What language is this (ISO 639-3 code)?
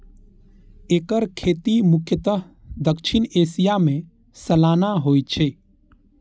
mai